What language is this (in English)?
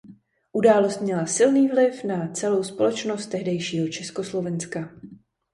Czech